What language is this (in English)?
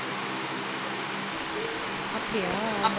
Tamil